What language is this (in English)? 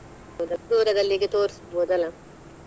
Kannada